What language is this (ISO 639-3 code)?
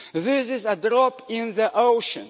eng